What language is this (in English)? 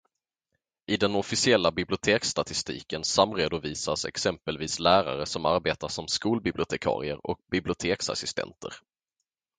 Swedish